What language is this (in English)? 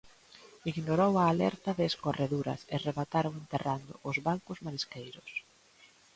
Galician